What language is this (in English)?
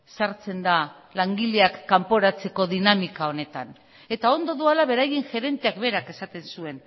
Basque